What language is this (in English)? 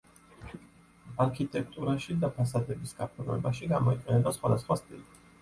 Georgian